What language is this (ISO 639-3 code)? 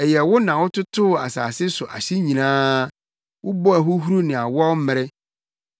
aka